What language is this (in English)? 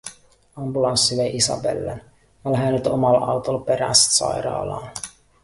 Finnish